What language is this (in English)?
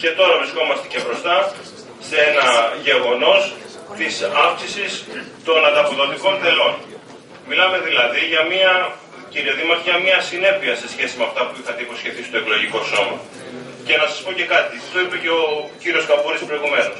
Greek